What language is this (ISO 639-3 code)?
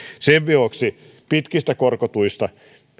fin